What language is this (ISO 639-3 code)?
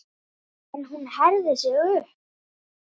isl